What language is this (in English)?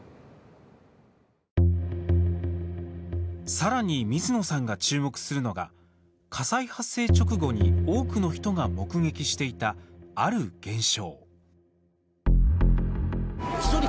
Japanese